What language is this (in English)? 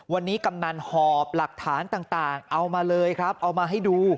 Thai